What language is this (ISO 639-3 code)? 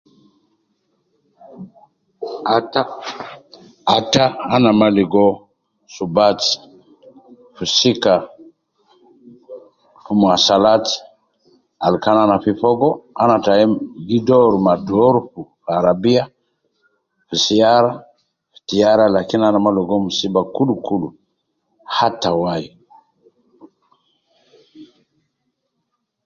kcn